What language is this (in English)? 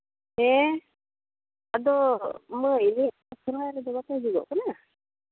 Santali